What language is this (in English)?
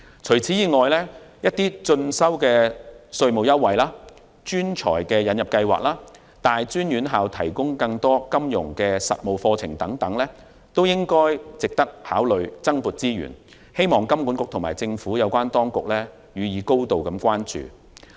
Cantonese